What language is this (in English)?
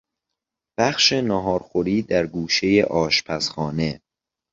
Persian